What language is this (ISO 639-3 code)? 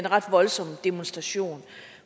dan